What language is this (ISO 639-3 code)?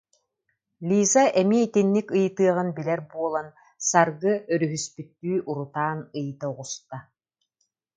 sah